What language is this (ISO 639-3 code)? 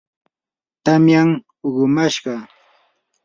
qur